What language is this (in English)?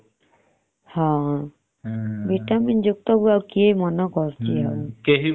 Odia